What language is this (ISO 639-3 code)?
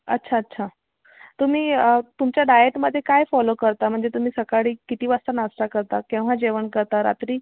mar